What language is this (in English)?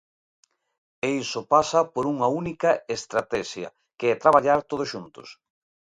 Galician